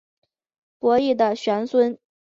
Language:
Chinese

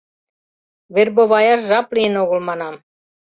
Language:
Mari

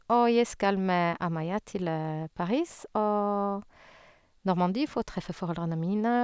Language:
Norwegian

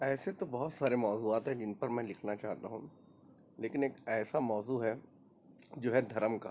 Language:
Urdu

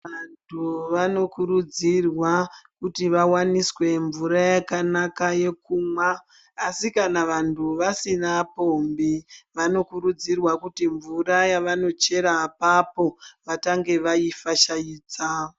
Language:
Ndau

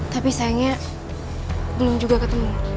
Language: Indonesian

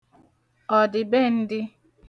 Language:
Igbo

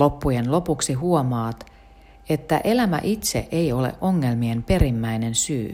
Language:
Finnish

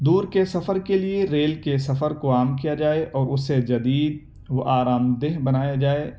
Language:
Urdu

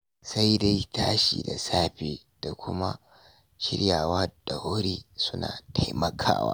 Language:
Hausa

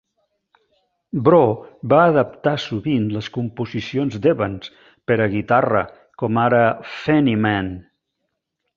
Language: Catalan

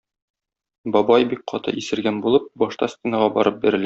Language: Tatar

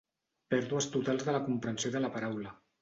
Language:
Catalan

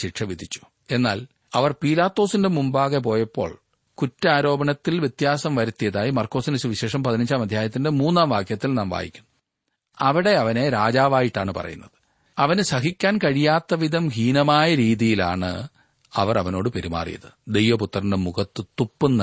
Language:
Malayalam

